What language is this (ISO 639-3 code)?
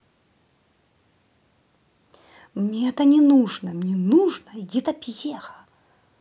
rus